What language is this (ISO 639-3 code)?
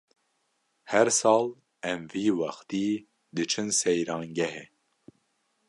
kur